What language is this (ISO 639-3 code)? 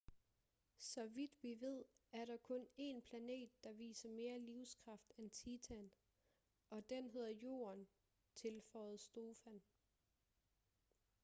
dan